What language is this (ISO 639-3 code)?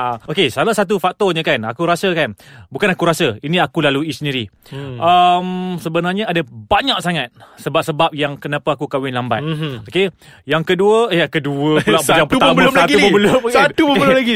msa